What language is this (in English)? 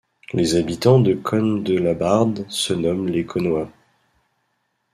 French